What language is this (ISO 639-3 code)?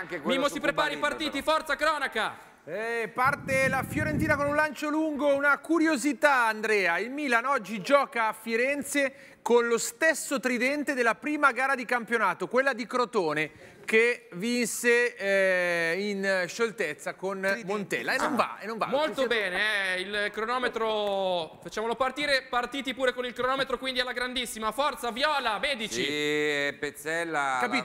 ita